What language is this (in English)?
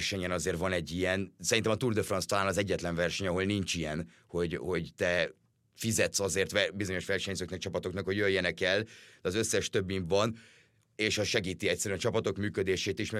Hungarian